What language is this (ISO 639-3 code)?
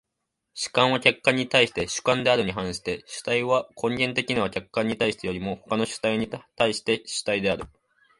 jpn